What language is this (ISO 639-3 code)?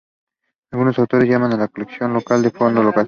spa